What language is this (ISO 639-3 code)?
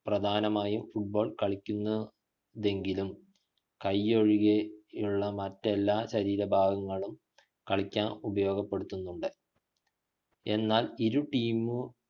mal